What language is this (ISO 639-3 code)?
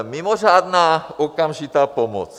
ces